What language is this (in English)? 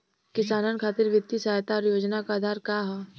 Bhojpuri